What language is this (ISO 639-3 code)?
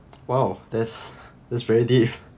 eng